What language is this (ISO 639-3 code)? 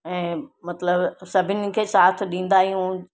snd